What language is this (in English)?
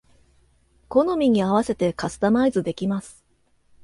Japanese